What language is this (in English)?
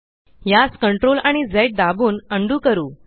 Marathi